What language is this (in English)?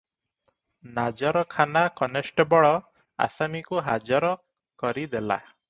Odia